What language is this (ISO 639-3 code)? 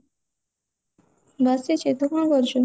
ori